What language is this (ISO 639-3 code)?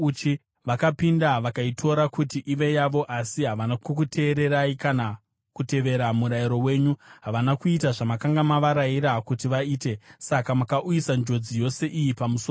sna